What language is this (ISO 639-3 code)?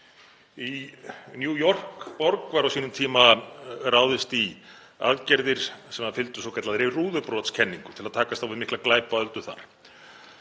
isl